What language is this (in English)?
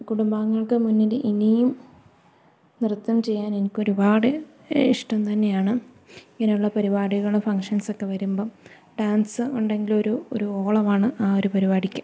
Malayalam